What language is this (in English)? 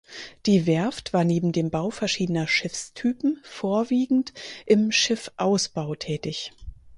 German